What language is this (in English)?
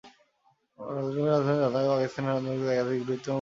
Bangla